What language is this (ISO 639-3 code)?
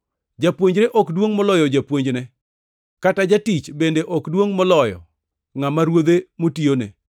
luo